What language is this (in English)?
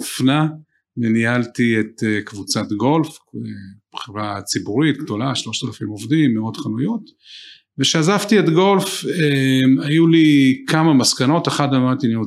Hebrew